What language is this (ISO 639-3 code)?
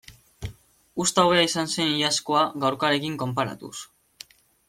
eus